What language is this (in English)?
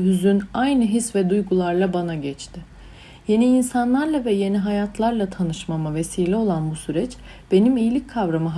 Turkish